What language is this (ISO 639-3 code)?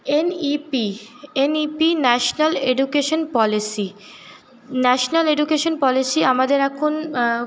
ben